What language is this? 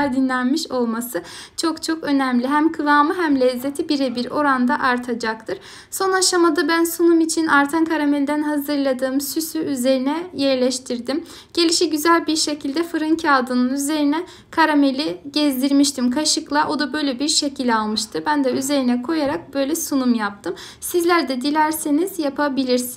Turkish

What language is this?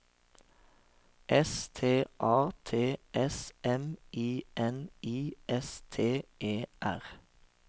Norwegian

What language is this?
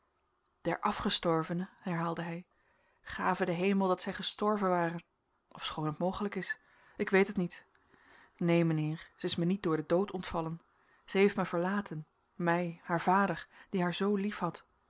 Dutch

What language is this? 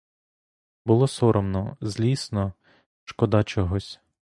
Ukrainian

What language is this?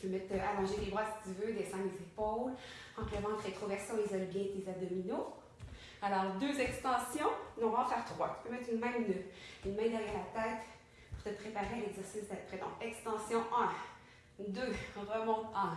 French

